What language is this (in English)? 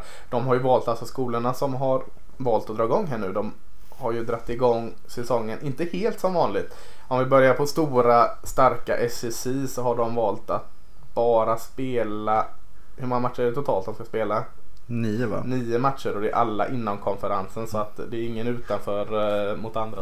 Swedish